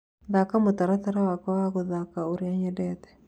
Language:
Kikuyu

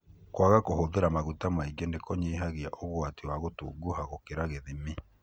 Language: Kikuyu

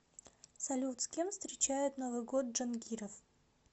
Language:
Russian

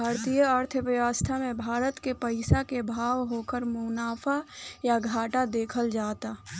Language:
Bhojpuri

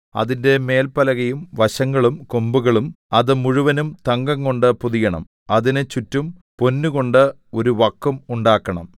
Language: Malayalam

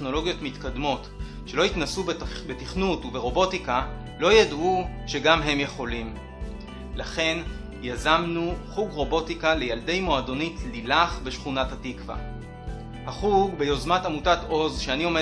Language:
Hebrew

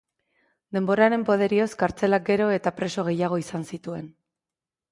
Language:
Basque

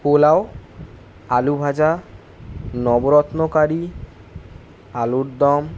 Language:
Bangla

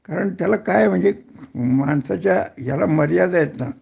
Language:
Marathi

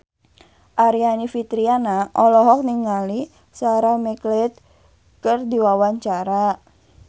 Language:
Sundanese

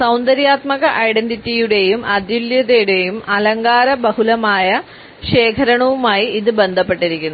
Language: Malayalam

